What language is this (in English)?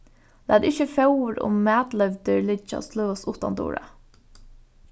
Faroese